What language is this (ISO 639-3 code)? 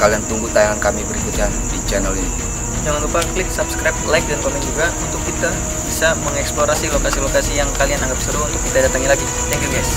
ind